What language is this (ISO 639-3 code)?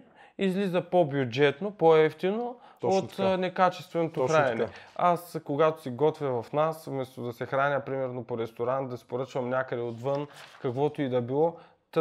bul